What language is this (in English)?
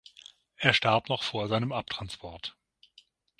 German